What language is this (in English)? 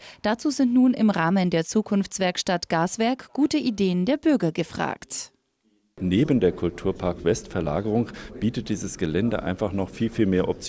German